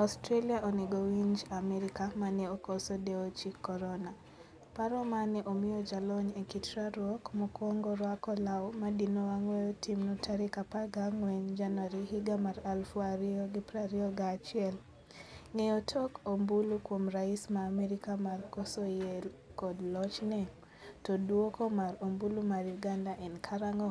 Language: Luo (Kenya and Tanzania)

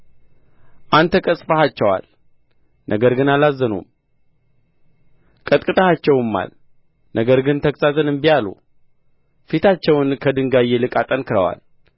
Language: Amharic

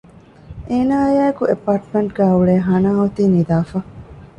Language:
Divehi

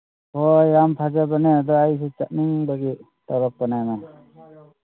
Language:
Manipuri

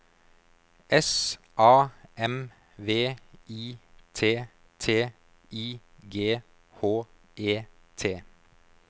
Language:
Norwegian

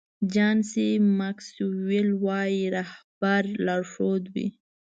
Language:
Pashto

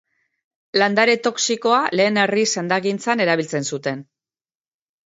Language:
Basque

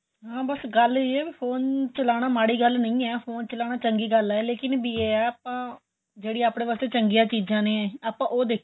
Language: Punjabi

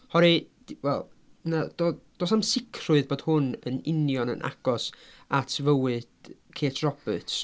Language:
Welsh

